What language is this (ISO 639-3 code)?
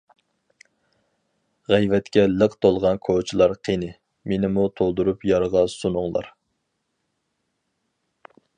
uig